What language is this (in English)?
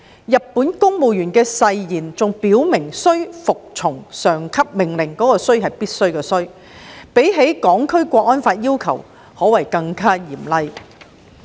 Cantonese